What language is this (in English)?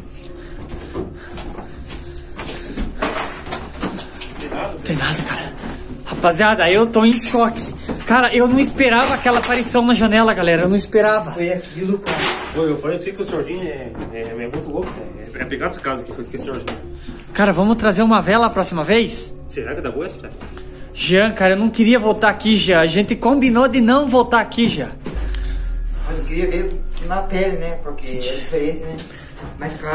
Portuguese